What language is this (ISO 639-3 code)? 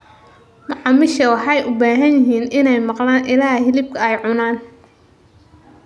som